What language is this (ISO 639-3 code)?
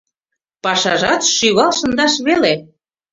chm